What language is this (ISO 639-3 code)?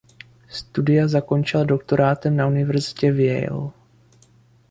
ces